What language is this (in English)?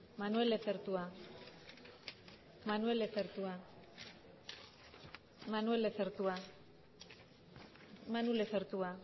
Spanish